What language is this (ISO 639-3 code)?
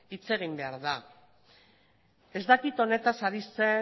eus